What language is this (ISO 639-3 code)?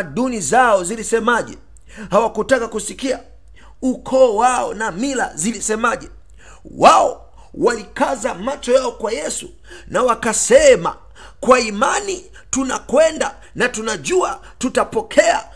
swa